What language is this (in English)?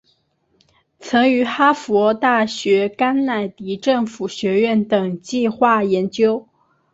Chinese